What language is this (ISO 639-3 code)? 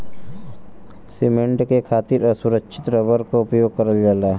bho